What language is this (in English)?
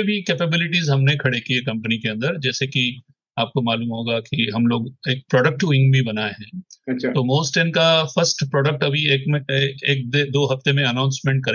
Hindi